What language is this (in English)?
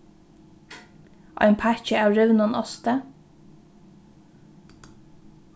Faroese